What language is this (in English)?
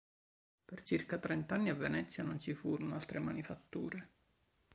Italian